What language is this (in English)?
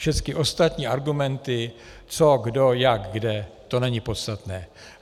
Czech